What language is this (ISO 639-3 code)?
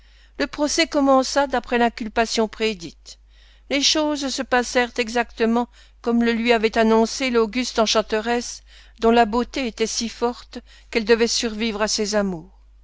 fra